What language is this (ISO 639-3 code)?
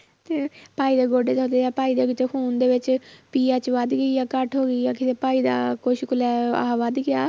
pan